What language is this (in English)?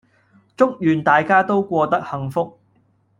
Cantonese